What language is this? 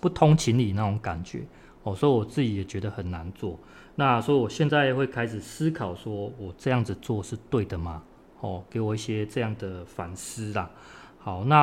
Chinese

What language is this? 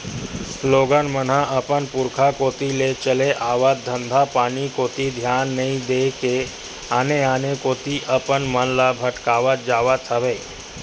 Chhattisgarhi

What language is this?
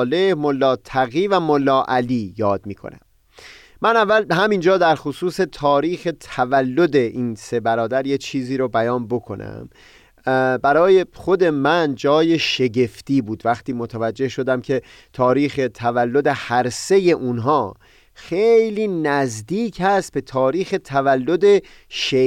Persian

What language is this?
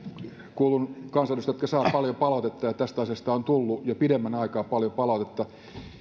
Finnish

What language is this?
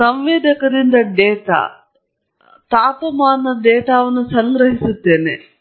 Kannada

